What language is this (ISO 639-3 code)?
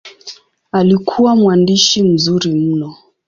swa